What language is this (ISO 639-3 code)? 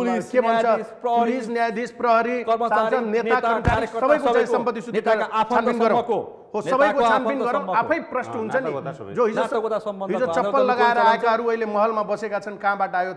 ind